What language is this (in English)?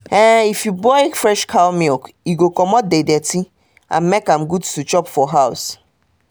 Nigerian Pidgin